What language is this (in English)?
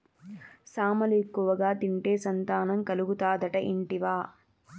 Telugu